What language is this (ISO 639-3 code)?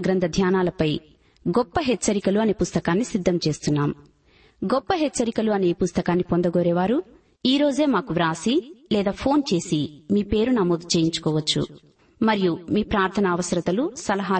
tel